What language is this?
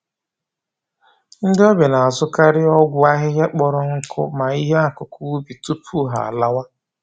Igbo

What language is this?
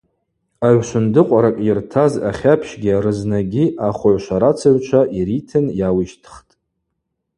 Abaza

